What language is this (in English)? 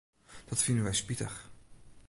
Western Frisian